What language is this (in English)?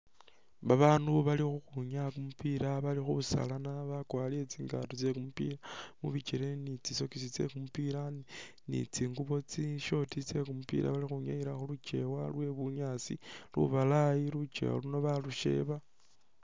Masaaba